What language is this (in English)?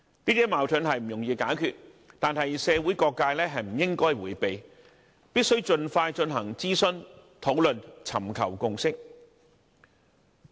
Cantonese